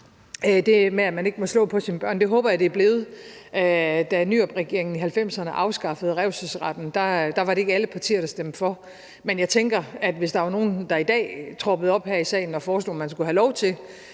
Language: Danish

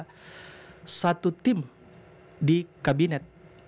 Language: Indonesian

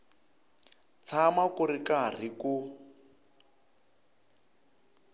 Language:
Tsonga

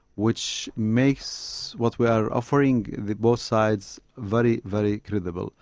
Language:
English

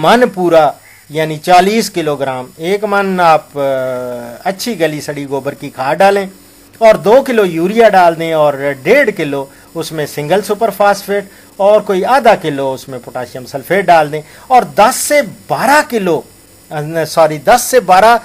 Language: Arabic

